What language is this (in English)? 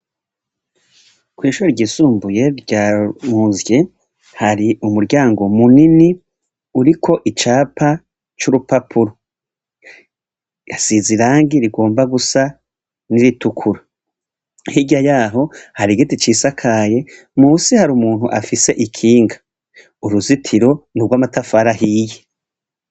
Rundi